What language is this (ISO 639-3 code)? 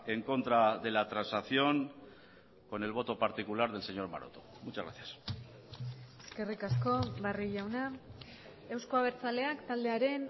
spa